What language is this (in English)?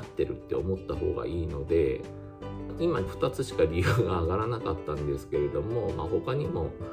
Japanese